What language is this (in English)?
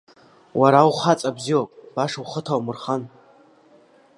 Abkhazian